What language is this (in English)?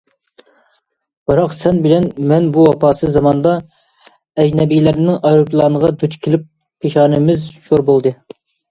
Uyghur